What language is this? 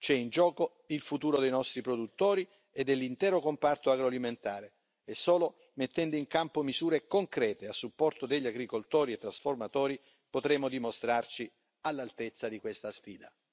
Italian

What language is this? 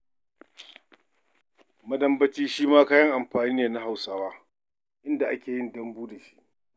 Hausa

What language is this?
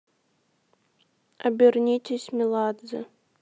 Russian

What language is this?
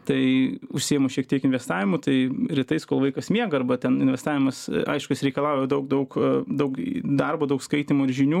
Lithuanian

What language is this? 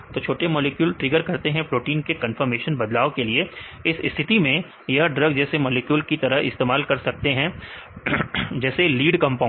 Hindi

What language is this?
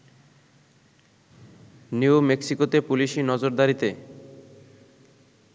Bangla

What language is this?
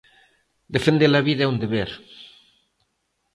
Galician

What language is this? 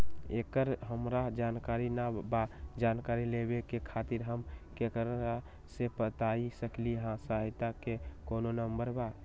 Magahi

